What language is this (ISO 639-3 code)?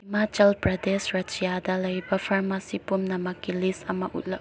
mni